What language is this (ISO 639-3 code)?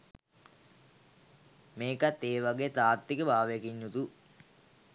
sin